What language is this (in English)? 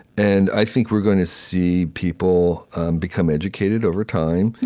English